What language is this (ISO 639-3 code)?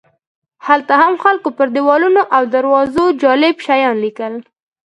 pus